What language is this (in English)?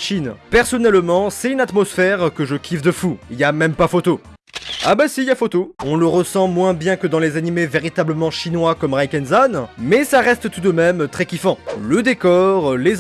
French